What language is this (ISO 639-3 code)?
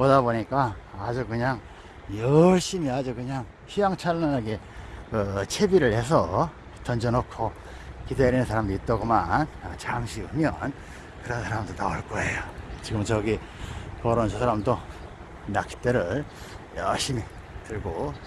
kor